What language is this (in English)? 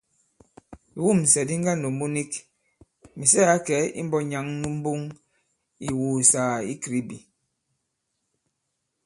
Bankon